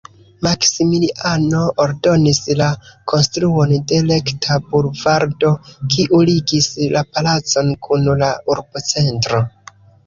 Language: Esperanto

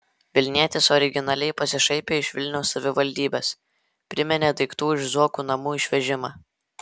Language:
Lithuanian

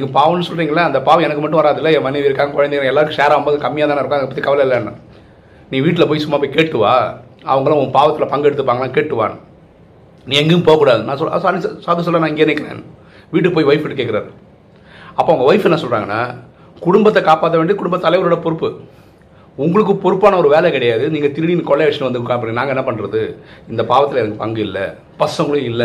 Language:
Tamil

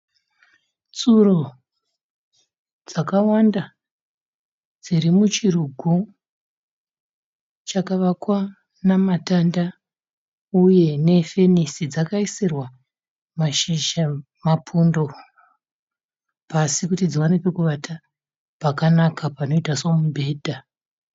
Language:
Shona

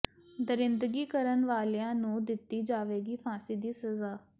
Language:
Punjabi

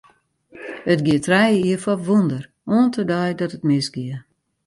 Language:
Western Frisian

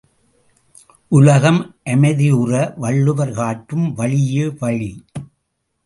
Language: Tamil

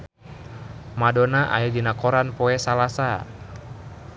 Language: Sundanese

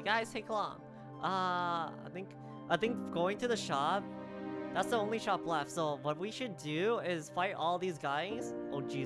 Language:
English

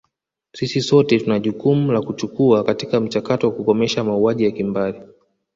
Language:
Swahili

